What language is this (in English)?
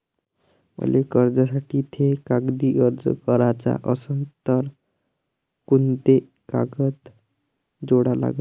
Marathi